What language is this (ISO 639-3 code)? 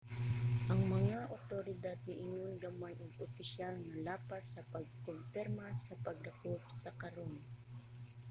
ceb